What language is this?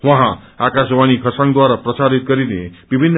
Nepali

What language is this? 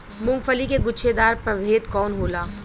Bhojpuri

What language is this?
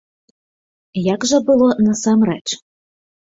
Belarusian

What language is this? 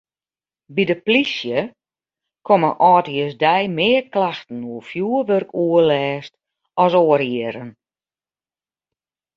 Western Frisian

